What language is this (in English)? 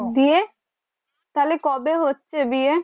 Bangla